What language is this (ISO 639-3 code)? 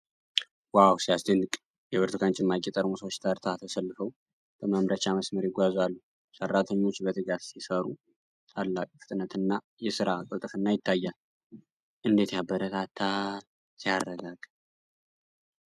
amh